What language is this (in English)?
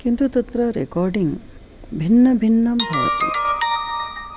Sanskrit